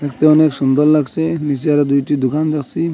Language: Bangla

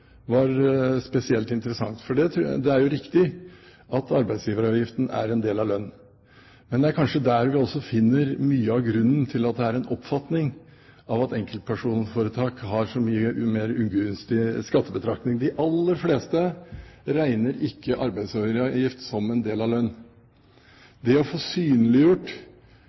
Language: Norwegian Bokmål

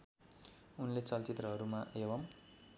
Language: Nepali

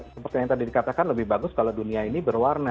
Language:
Indonesian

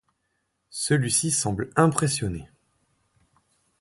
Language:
French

